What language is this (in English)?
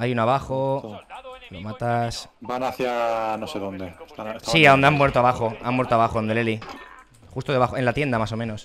Spanish